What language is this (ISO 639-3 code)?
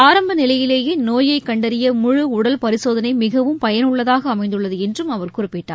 tam